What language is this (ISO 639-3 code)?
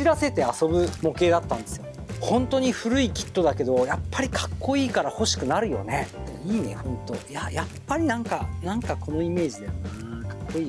jpn